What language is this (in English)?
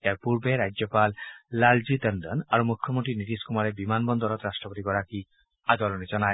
Assamese